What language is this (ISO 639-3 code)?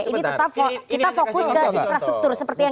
ind